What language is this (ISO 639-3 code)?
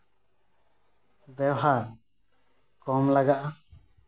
sat